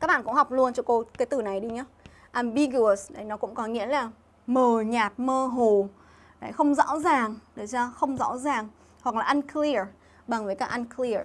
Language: Vietnamese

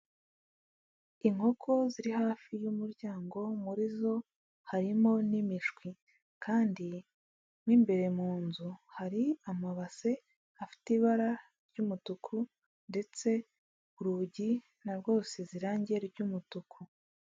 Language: Kinyarwanda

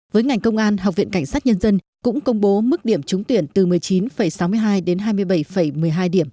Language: Vietnamese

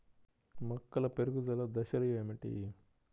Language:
Telugu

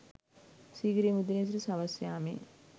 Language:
Sinhala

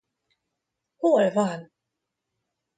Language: Hungarian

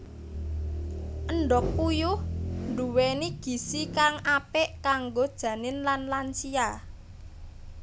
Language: Javanese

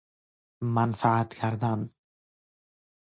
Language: Persian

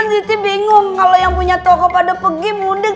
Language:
Indonesian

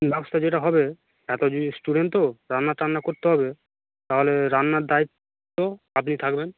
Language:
Bangla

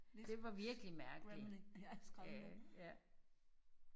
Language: Danish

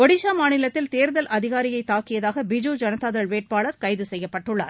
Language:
Tamil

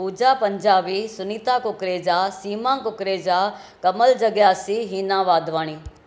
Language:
Sindhi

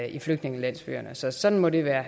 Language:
Danish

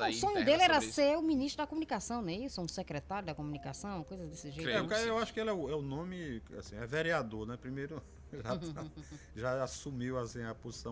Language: Portuguese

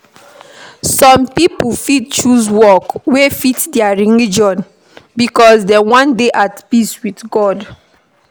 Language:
Nigerian Pidgin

